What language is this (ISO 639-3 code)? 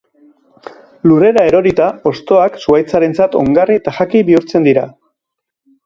eus